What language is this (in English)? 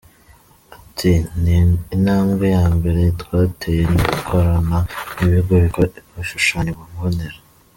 Kinyarwanda